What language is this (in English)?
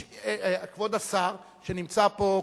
Hebrew